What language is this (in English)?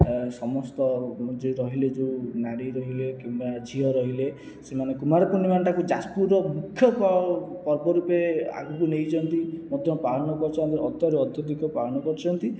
Odia